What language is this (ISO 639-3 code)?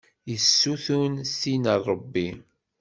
kab